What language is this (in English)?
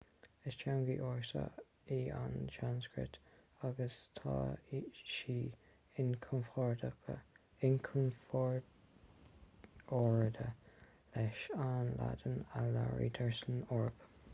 Irish